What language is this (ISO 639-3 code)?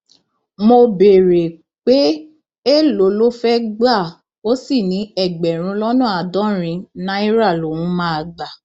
yor